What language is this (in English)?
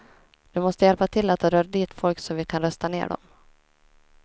Swedish